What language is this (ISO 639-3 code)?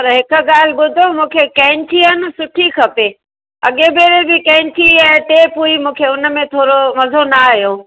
snd